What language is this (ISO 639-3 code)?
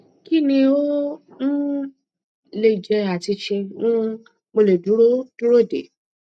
yor